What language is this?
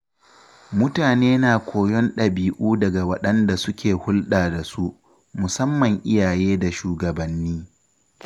Hausa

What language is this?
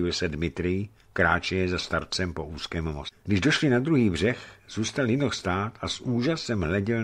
Czech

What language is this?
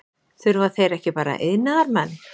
Icelandic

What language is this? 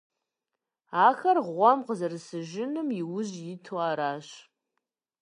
Kabardian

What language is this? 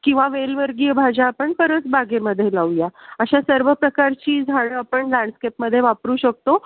Marathi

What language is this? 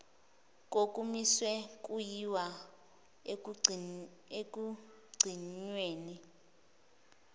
Zulu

